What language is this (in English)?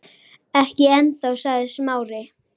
Icelandic